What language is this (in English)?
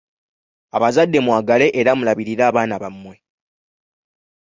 Ganda